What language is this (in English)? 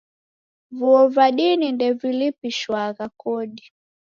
Taita